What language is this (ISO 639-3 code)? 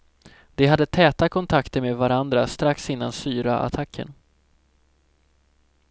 swe